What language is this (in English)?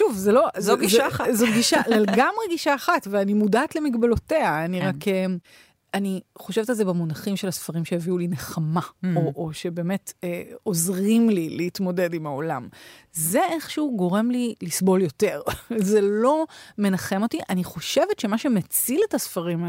Hebrew